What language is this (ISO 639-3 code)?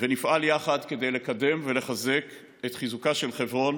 heb